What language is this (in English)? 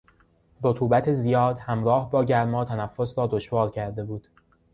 Persian